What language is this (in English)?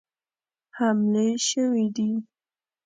Pashto